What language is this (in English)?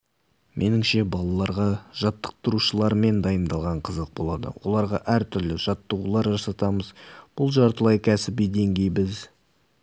Kazakh